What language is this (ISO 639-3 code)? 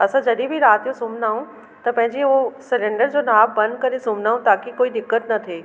snd